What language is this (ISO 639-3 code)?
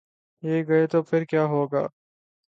urd